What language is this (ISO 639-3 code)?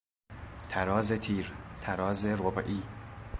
fas